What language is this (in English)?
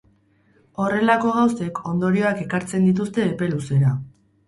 Basque